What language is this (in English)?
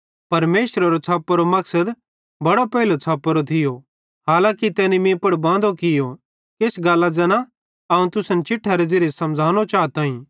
Bhadrawahi